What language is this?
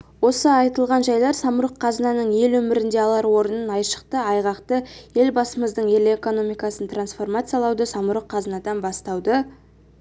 Kazakh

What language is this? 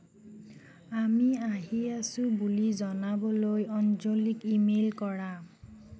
Assamese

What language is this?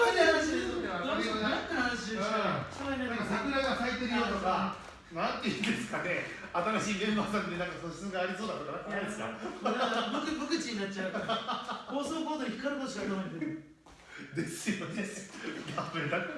Japanese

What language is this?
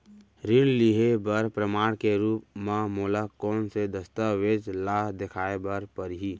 Chhattisgarhi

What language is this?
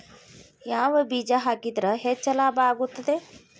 Kannada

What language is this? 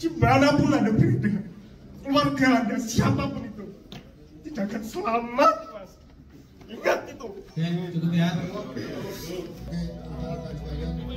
Indonesian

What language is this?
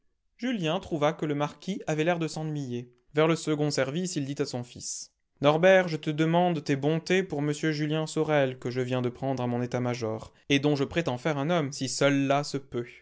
French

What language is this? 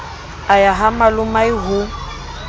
Southern Sotho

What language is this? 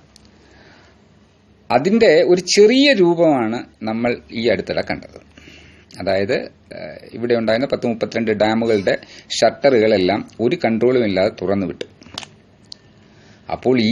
Hindi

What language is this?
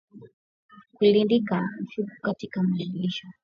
Swahili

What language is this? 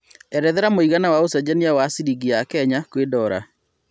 Kikuyu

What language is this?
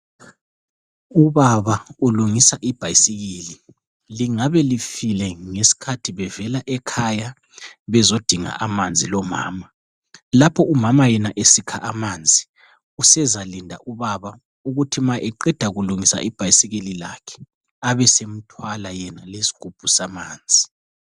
North Ndebele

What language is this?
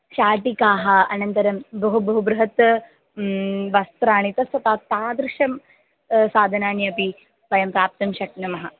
Sanskrit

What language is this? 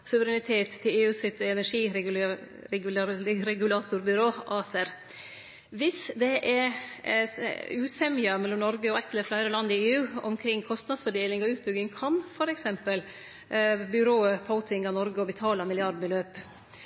Norwegian Nynorsk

